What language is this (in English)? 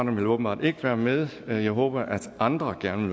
Danish